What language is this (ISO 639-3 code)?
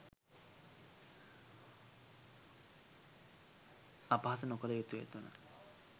sin